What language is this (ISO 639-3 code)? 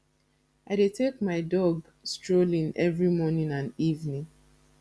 pcm